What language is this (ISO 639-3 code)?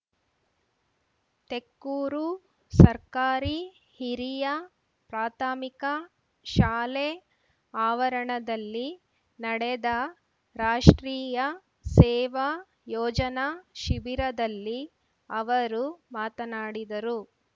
kan